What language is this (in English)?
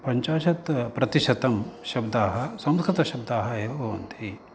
Sanskrit